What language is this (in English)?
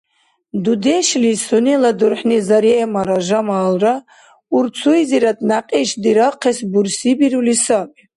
Dargwa